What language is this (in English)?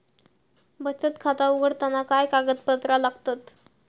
Marathi